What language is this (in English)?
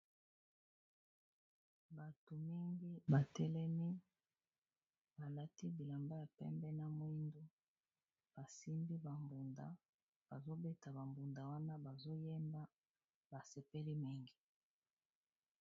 Lingala